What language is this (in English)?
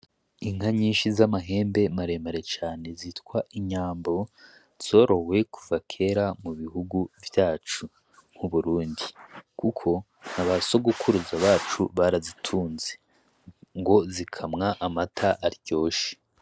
Rundi